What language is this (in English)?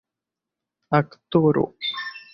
Esperanto